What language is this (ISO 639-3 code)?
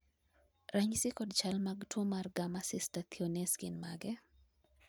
luo